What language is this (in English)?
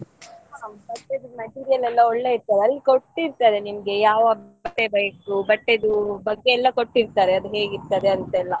Kannada